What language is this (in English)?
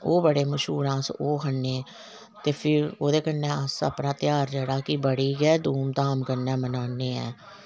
Dogri